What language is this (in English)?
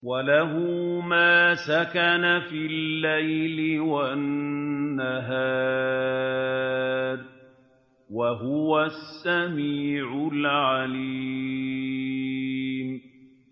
Arabic